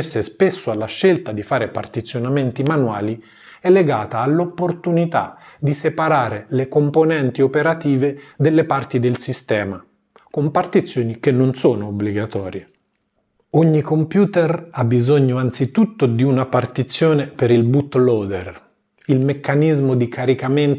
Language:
Italian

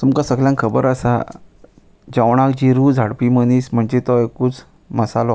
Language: Konkani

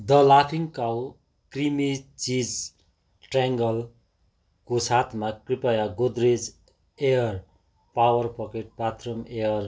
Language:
Nepali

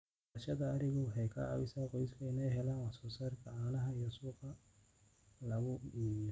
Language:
Somali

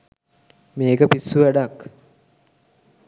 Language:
Sinhala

